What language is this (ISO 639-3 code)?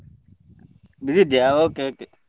kan